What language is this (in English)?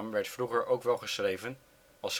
Dutch